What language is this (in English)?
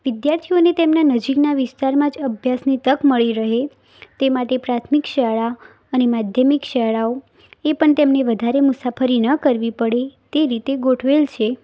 Gujarati